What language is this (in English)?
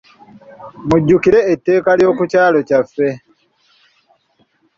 Ganda